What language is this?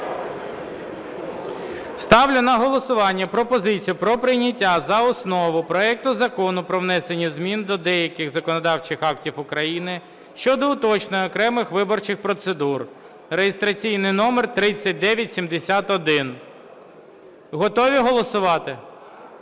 Ukrainian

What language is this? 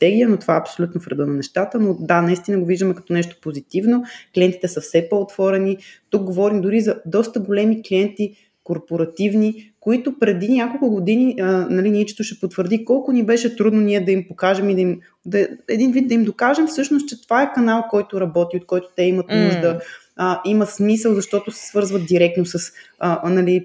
Bulgarian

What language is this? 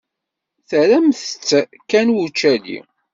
Kabyle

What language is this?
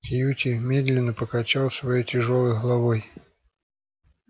Russian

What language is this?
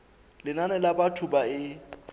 Southern Sotho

